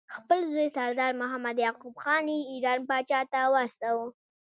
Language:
Pashto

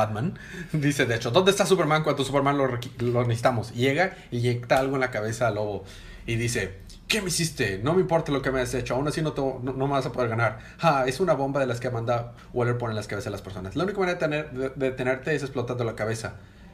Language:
Spanish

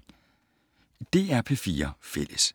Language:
Danish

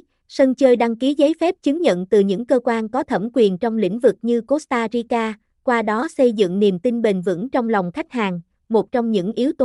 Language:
Vietnamese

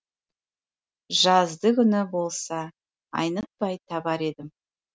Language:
Kazakh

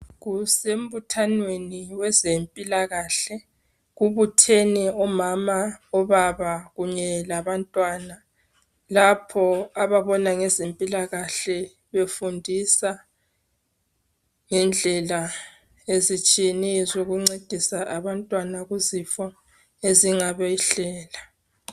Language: North Ndebele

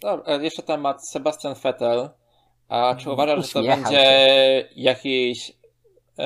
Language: Polish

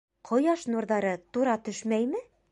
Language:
Bashkir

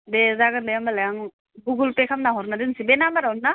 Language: Bodo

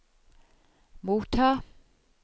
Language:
Norwegian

